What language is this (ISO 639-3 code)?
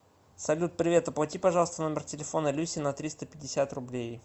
rus